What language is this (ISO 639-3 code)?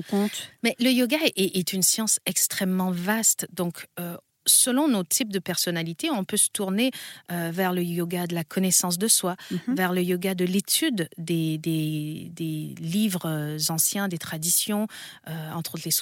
fra